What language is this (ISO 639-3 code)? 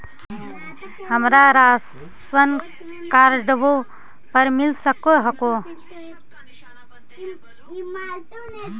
mag